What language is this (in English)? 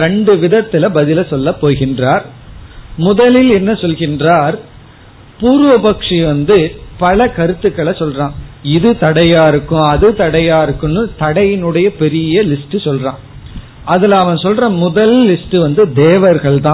Tamil